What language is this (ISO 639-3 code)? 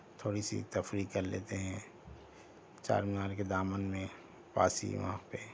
urd